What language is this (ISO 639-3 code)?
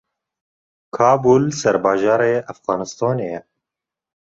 kur